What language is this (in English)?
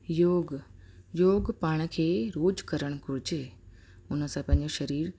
Sindhi